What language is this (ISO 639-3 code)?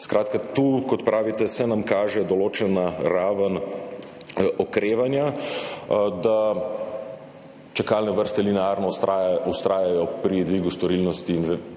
slv